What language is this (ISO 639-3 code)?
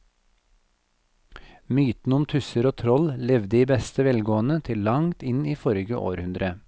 nor